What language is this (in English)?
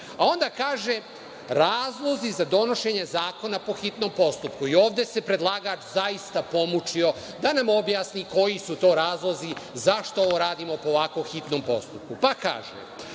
Serbian